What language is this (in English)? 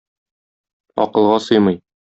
Tatar